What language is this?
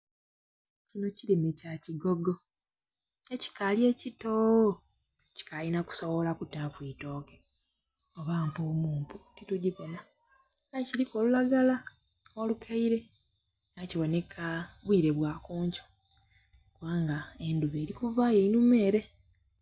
Soga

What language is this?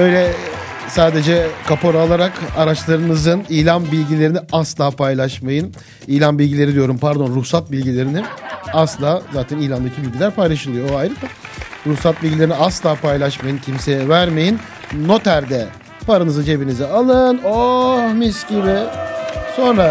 Turkish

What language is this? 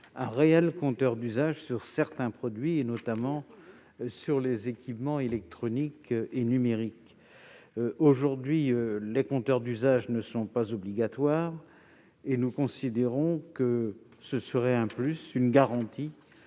French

